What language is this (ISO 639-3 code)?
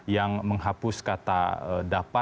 ind